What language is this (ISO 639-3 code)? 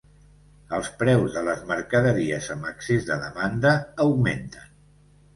cat